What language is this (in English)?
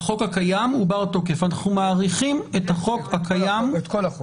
Hebrew